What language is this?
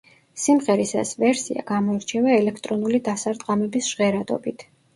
Georgian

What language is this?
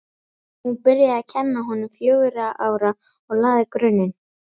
Icelandic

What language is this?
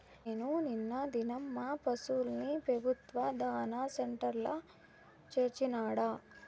Telugu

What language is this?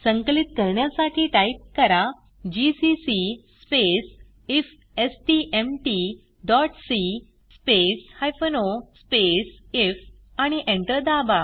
Marathi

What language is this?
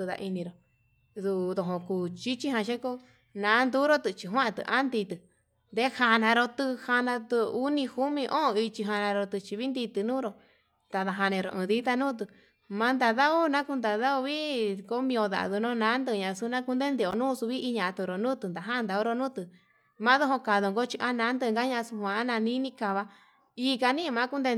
Yutanduchi Mixtec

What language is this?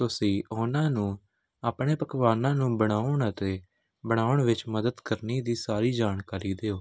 Punjabi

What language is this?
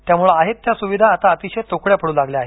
Marathi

